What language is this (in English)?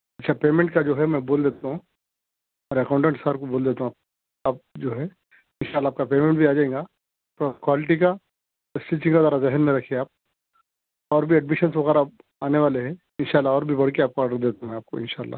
Urdu